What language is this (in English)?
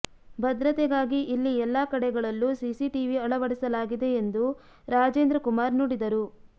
Kannada